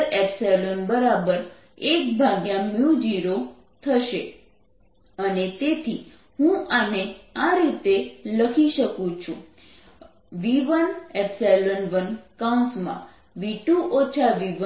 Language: Gujarati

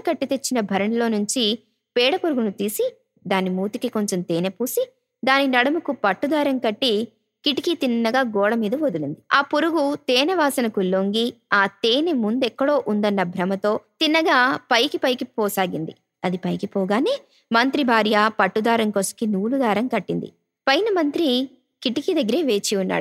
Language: Telugu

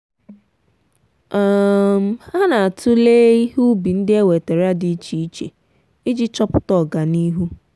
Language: Igbo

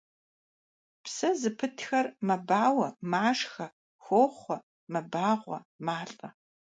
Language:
Kabardian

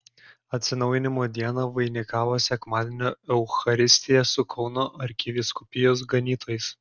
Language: Lithuanian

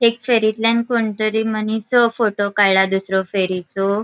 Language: Konkani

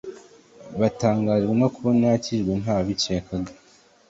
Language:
Kinyarwanda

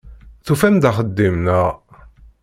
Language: Kabyle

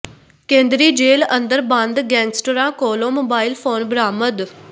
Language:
Punjabi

